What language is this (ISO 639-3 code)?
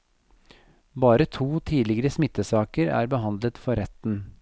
nor